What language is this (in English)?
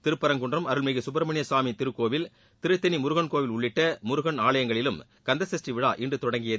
Tamil